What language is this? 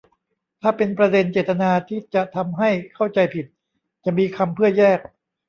Thai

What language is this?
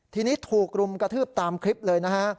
Thai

